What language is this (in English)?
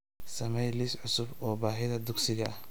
Somali